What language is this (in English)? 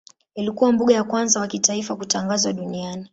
Swahili